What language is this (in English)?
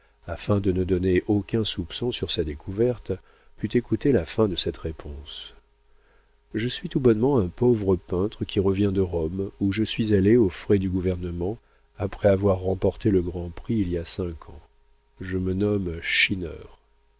French